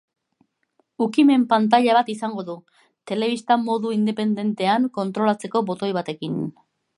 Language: Basque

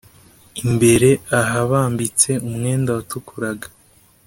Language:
Kinyarwanda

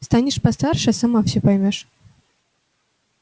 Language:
Russian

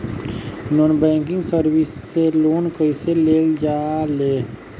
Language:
Bhojpuri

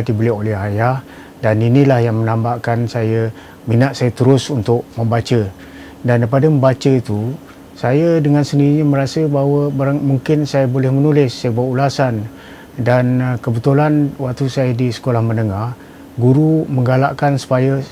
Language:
Malay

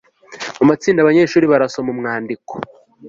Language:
Kinyarwanda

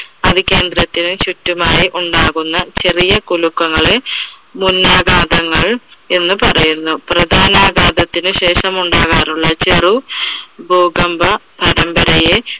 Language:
Malayalam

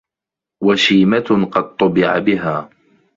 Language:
Arabic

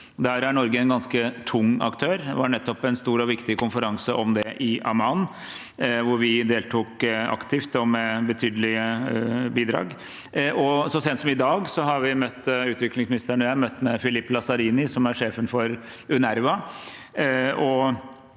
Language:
Norwegian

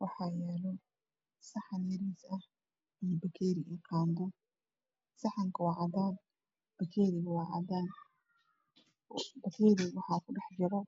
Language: Somali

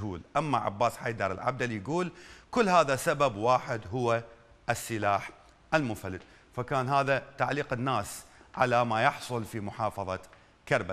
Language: Arabic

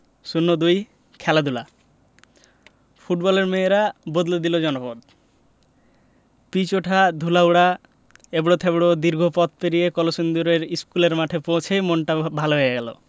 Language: Bangla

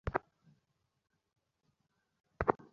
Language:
Bangla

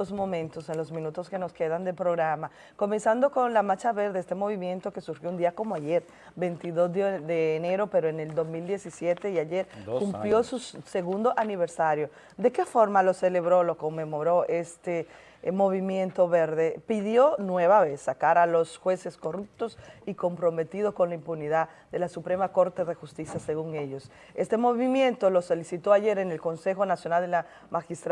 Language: Spanish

